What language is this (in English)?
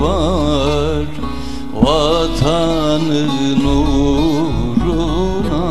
Turkish